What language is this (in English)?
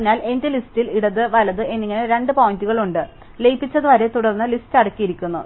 Malayalam